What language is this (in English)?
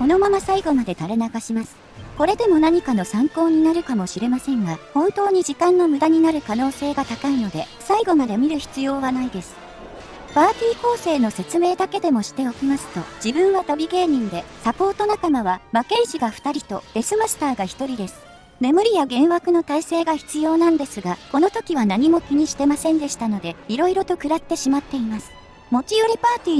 Japanese